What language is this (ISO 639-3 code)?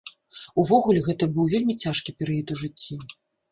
bel